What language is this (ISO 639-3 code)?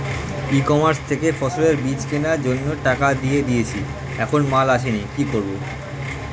ben